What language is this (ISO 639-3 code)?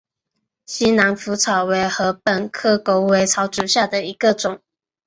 zho